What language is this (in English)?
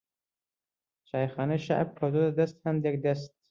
Central Kurdish